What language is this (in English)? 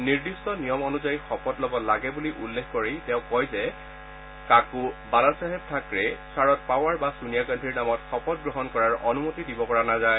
Assamese